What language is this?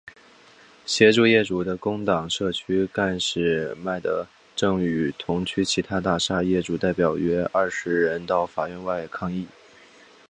Chinese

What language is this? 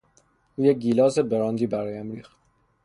Persian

